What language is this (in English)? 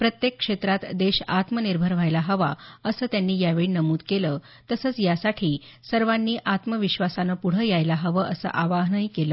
Marathi